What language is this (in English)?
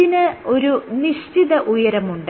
Malayalam